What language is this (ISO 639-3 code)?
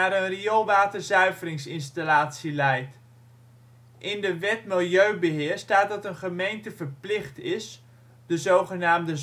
nld